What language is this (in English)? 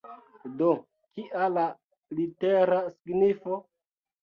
Esperanto